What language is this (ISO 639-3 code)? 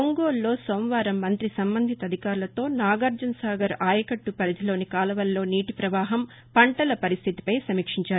tel